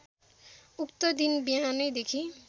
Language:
Nepali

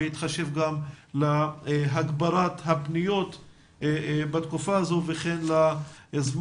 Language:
Hebrew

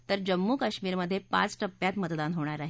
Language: Marathi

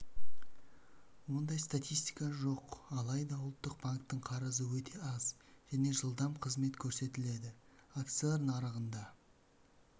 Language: Kazakh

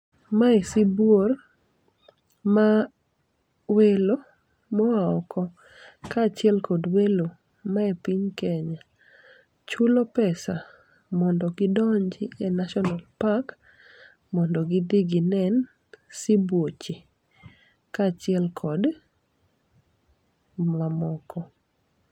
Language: Luo (Kenya and Tanzania)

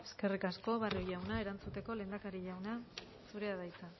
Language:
Basque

